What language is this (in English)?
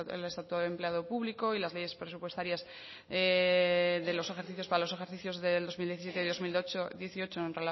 Spanish